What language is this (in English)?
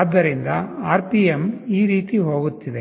Kannada